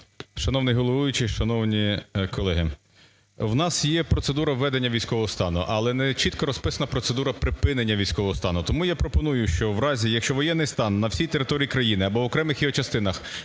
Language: Ukrainian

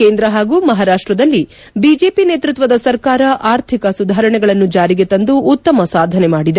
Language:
Kannada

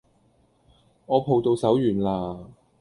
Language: Cantonese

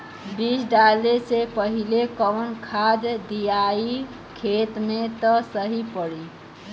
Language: Bhojpuri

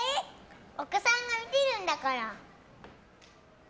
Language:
Japanese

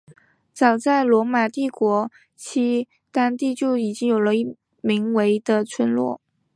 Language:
Chinese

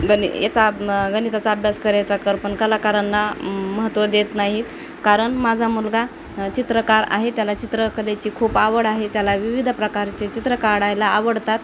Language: Marathi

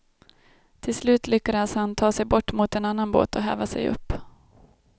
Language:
Swedish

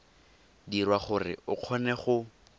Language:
Tswana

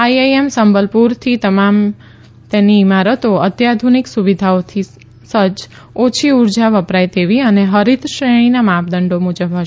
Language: Gujarati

